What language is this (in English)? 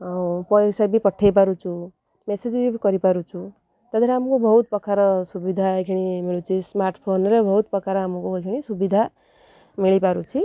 Odia